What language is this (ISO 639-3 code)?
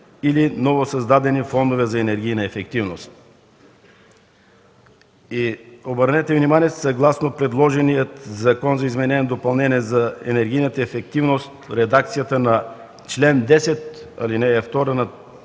bul